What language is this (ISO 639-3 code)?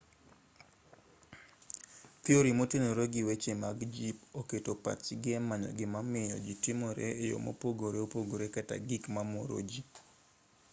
luo